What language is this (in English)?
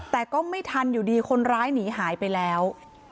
Thai